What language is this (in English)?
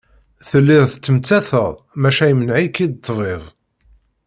Kabyle